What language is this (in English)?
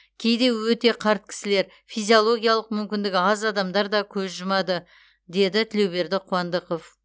Kazakh